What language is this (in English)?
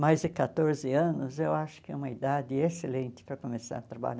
Portuguese